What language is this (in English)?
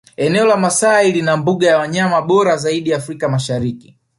Swahili